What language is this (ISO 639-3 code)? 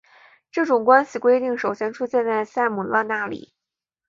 zho